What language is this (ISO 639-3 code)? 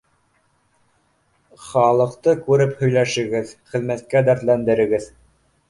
bak